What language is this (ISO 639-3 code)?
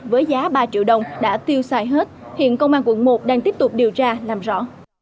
vie